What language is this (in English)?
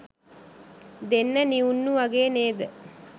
Sinhala